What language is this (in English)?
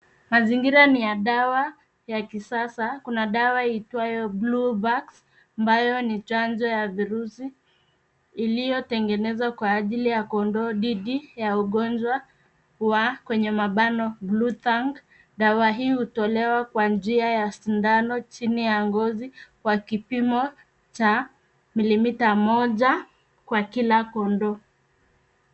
Swahili